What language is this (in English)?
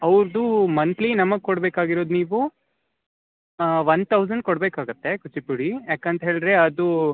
Kannada